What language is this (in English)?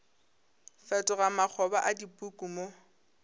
Northern Sotho